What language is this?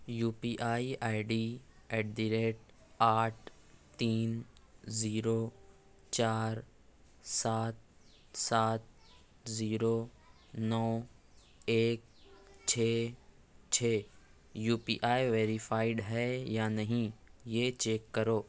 Urdu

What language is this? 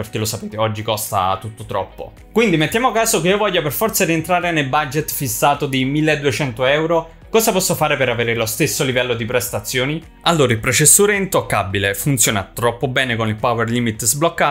Italian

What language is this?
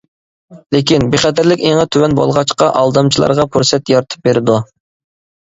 Uyghur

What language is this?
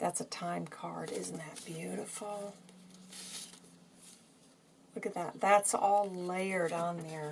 English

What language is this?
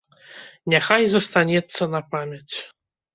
Belarusian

